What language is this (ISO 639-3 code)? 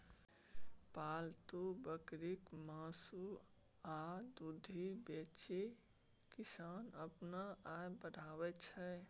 mai